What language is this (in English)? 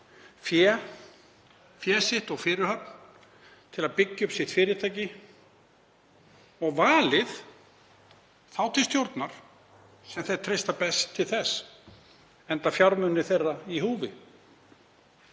Icelandic